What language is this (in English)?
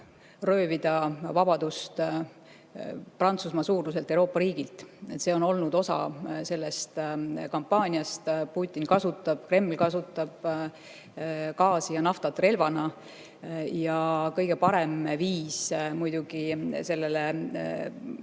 Estonian